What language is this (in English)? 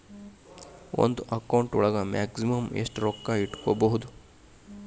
Kannada